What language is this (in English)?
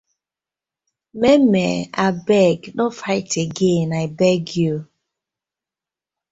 Nigerian Pidgin